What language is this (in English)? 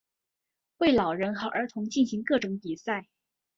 Chinese